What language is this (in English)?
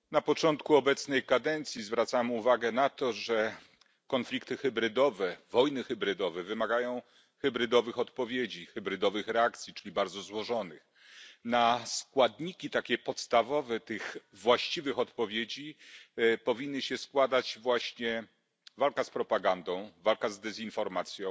Polish